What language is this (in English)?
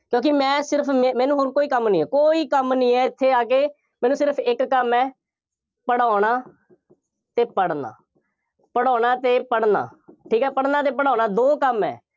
Punjabi